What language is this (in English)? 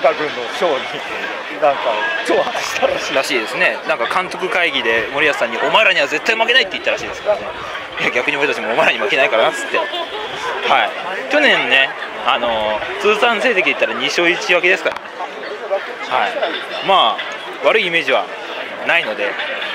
Japanese